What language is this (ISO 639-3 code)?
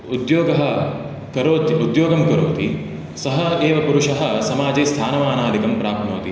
san